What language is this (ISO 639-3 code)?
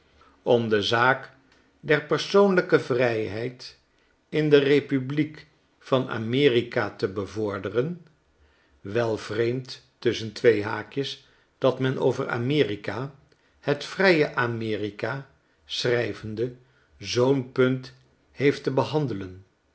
nld